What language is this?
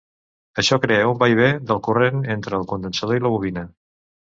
Catalan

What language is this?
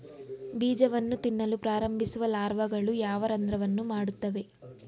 Kannada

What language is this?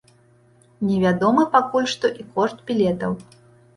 Belarusian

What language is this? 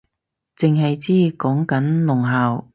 Cantonese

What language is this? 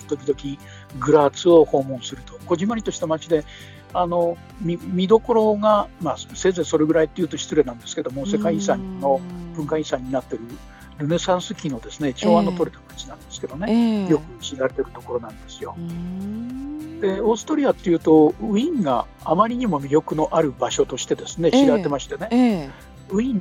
Japanese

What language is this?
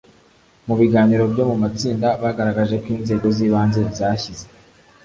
Kinyarwanda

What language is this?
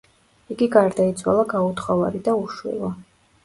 Georgian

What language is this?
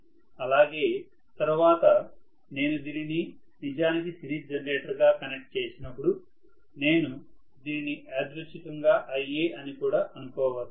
Telugu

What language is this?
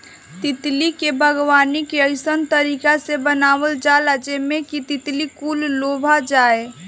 Bhojpuri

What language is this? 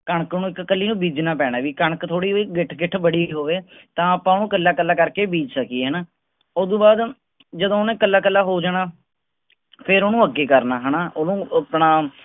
Punjabi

